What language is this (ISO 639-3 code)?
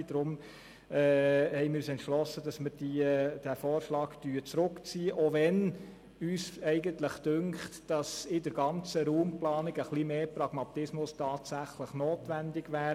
gsw